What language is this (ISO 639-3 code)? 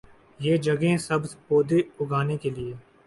urd